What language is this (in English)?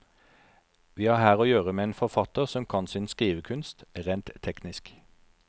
Norwegian